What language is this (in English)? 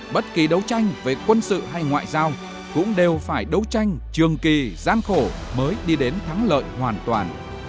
Vietnamese